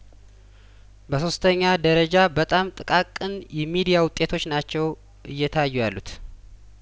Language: Amharic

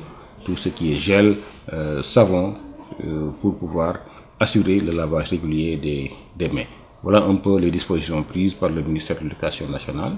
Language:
French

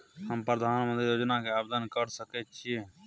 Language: Maithili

